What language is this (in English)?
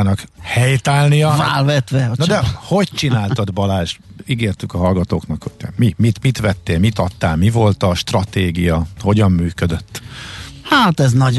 Hungarian